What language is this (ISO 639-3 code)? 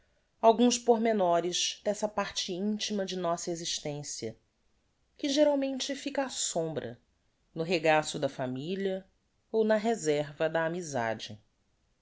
por